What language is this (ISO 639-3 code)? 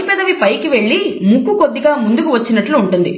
tel